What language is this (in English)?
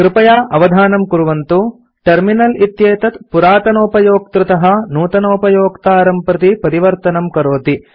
Sanskrit